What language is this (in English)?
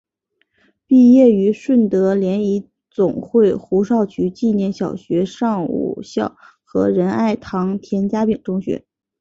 Chinese